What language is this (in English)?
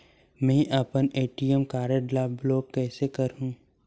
Chhattisgarhi